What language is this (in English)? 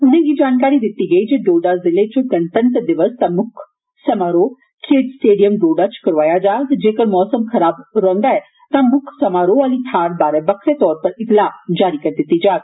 Dogri